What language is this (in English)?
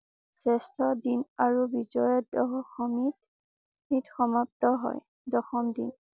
Assamese